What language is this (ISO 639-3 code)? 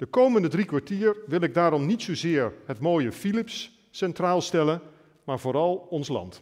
nld